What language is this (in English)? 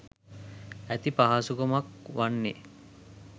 Sinhala